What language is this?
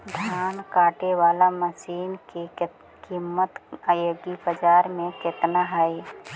Magahi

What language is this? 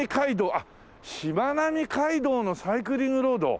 Japanese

